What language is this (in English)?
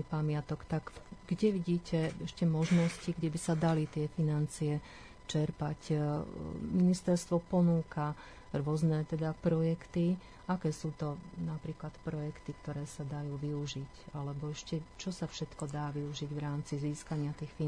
Slovak